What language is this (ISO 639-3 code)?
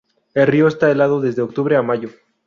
spa